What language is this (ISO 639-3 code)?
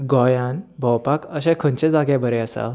kok